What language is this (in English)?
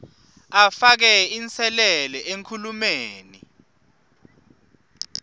Swati